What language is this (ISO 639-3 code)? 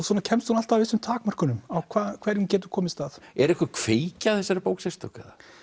isl